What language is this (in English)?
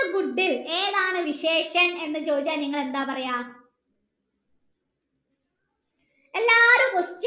Malayalam